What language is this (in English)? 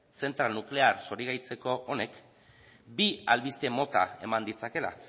Basque